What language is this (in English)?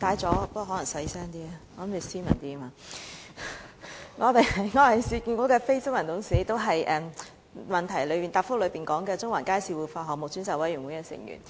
Cantonese